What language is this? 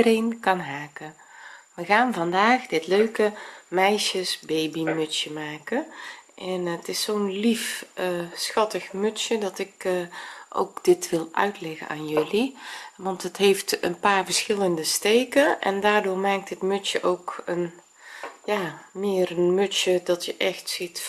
Dutch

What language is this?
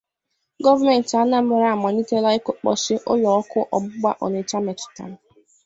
Igbo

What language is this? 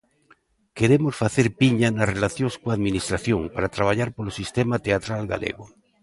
Galician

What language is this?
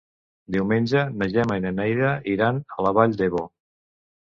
Catalan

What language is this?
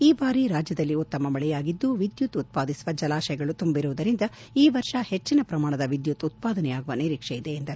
Kannada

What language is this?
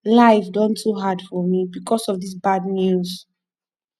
Nigerian Pidgin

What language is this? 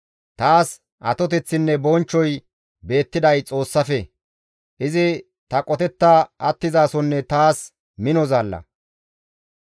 Gamo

